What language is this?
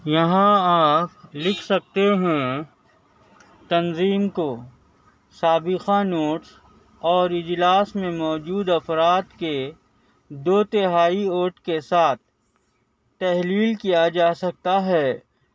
Urdu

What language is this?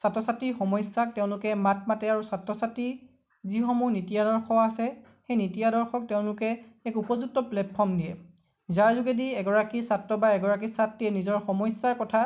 Assamese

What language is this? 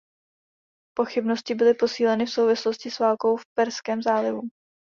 Czech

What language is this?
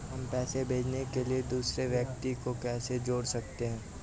Hindi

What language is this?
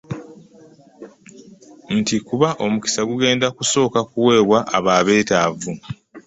Ganda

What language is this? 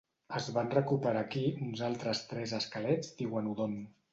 Catalan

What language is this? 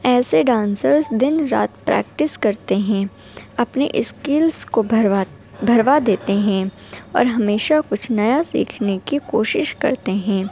Urdu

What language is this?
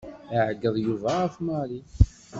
Kabyle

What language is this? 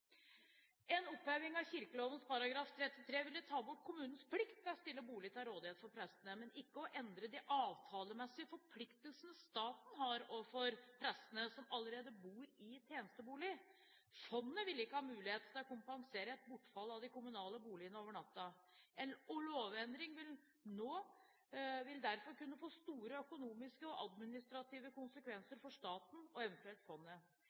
Norwegian Bokmål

